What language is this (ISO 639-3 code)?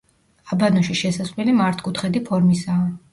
kat